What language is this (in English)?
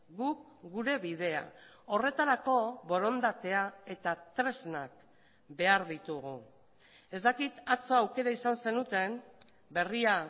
Basque